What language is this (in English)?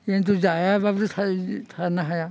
Bodo